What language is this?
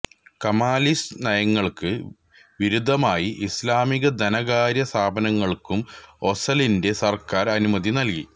Malayalam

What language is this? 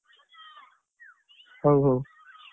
Odia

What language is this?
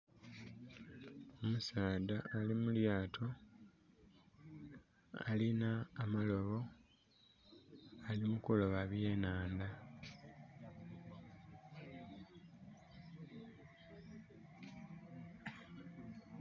Soga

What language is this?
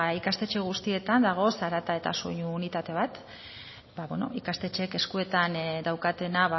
Basque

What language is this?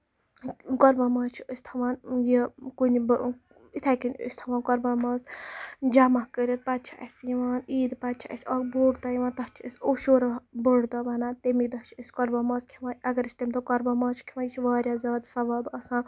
Kashmiri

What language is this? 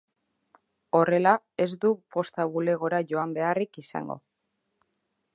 Basque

